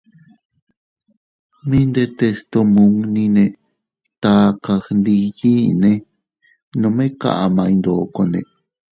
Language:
Teutila Cuicatec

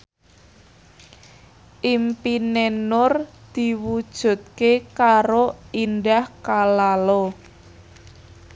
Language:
Javanese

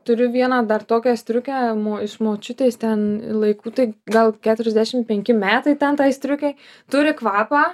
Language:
Lithuanian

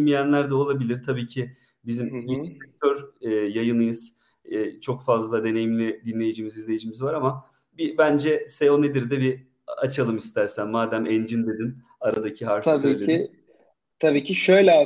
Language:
Turkish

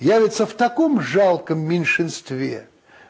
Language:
Russian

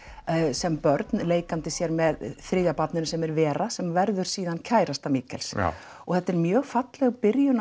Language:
Icelandic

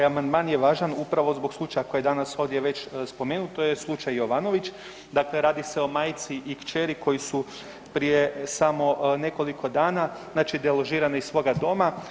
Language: Croatian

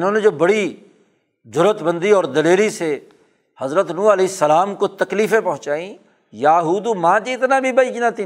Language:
Urdu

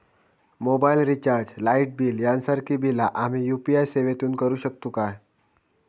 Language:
Marathi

